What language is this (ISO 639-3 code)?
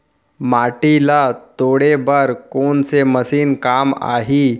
hne